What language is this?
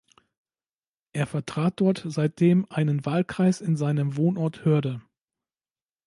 German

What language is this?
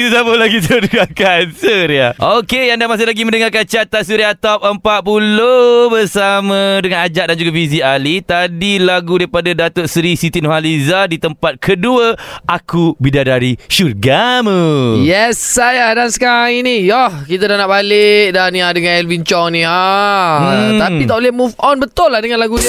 Malay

